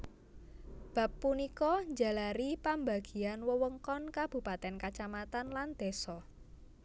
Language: Javanese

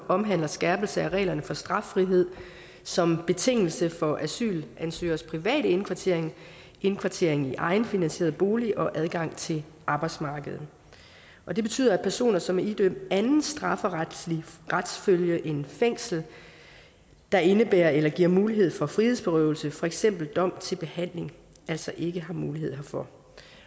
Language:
Danish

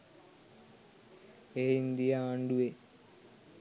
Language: Sinhala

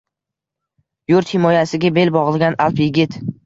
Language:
Uzbek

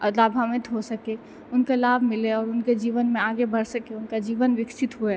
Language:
Maithili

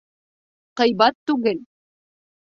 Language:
Bashkir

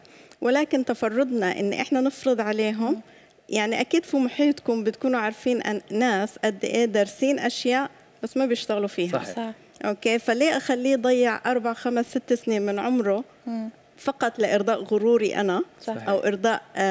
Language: Arabic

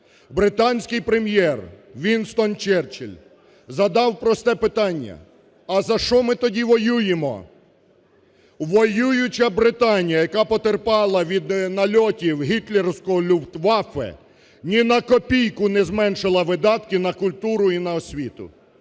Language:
Ukrainian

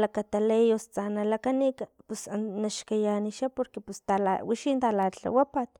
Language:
Filomena Mata-Coahuitlán Totonac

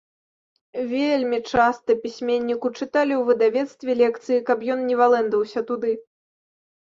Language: Belarusian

